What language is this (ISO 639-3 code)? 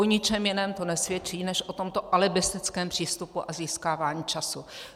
ces